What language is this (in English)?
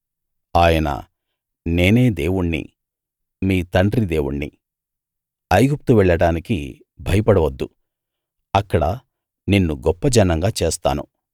Telugu